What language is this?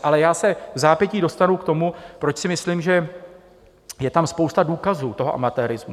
Czech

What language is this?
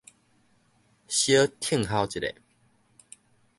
Min Nan Chinese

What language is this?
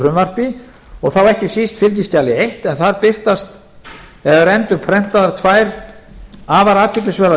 Icelandic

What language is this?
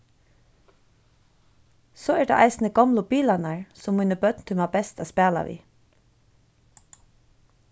Faroese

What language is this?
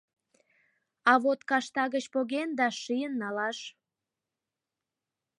Mari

